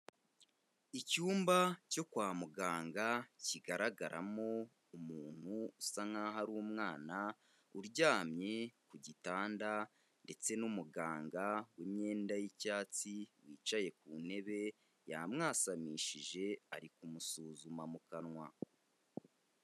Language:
Kinyarwanda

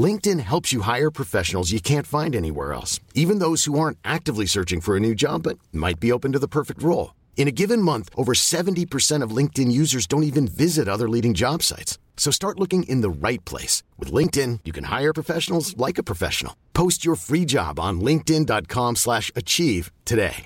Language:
Swedish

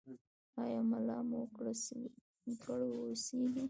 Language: Pashto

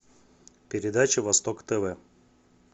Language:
Russian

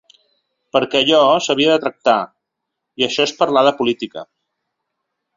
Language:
Catalan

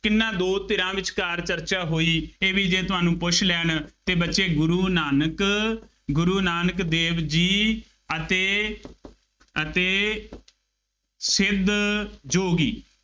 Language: Punjabi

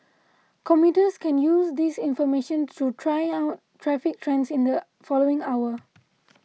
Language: English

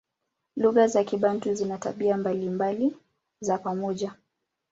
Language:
Swahili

